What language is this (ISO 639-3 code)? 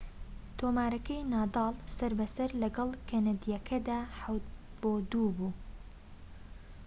ckb